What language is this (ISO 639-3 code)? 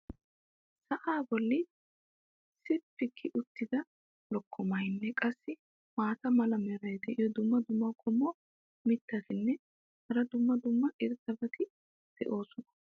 wal